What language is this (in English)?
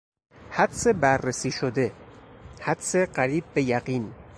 Persian